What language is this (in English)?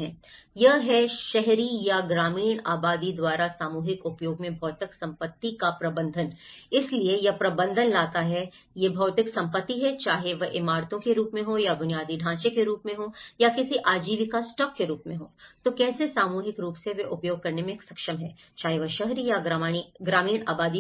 Hindi